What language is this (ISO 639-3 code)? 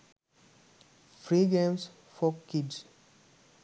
sin